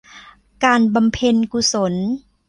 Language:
Thai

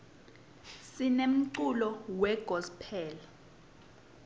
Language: Swati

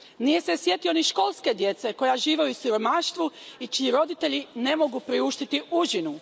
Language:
Croatian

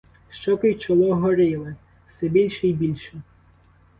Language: Ukrainian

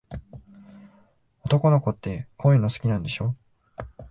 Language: Japanese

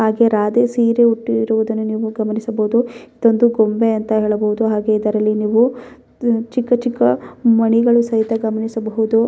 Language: Kannada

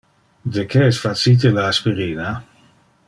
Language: Interlingua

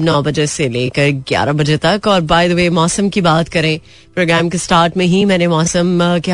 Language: Hindi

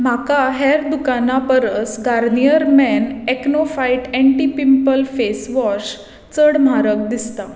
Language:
Konkani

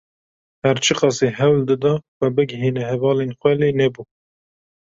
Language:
Kurdish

